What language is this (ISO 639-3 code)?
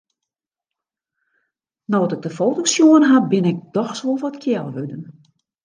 fry